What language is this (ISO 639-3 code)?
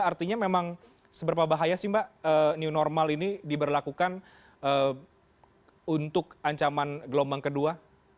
ind